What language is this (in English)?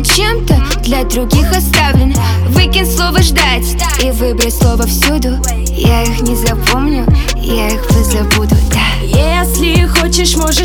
Russian